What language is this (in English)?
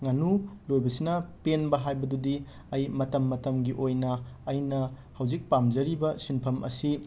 Manipuri